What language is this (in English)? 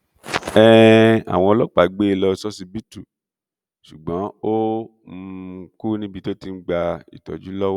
Yoruba